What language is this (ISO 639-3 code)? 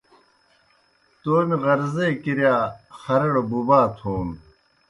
plk